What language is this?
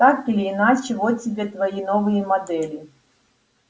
Russian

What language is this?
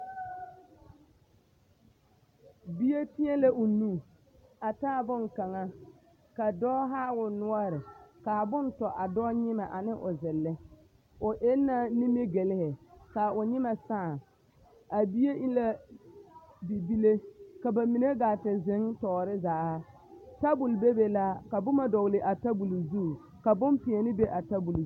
Southern Dagaare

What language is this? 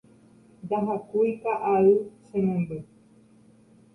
Guarani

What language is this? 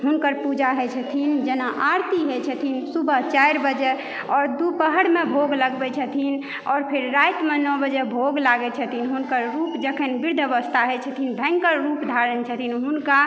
Maithili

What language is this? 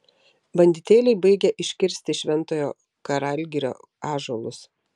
Lithuanian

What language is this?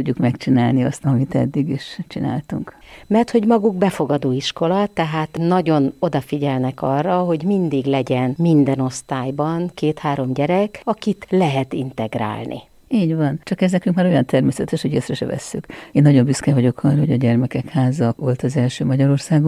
Hungarian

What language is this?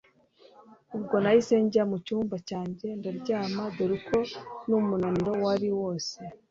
Kinyarwanda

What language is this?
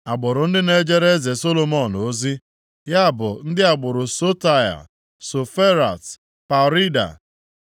Igbo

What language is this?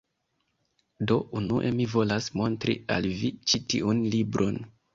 Esperanto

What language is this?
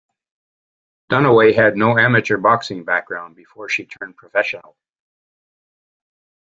English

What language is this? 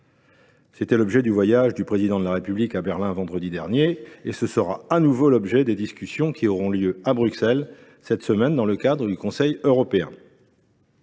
French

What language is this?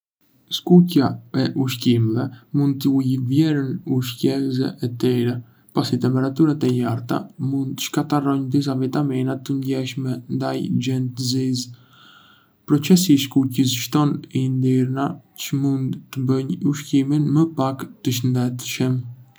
Arbëreshë Albanian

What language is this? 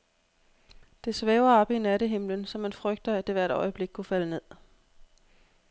Danish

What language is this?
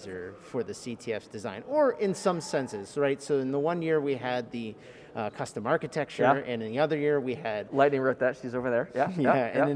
English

